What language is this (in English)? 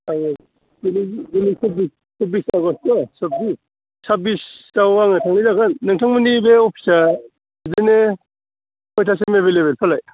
Bodo